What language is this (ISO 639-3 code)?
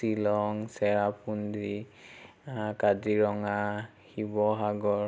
asm